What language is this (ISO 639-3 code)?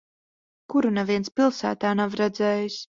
lav